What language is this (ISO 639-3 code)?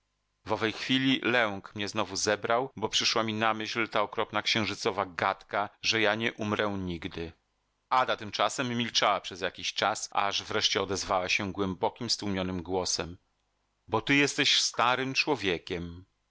pol